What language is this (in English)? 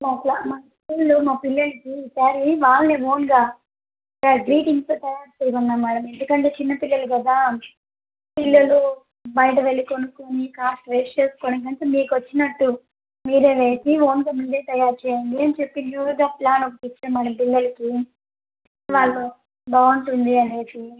Telugu